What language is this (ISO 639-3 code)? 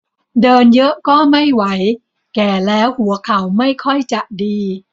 tha